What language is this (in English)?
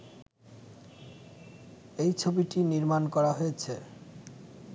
Bangla